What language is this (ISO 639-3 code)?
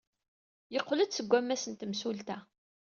kab